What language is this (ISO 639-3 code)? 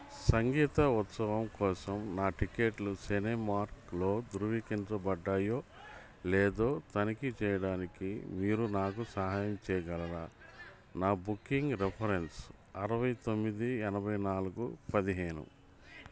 tel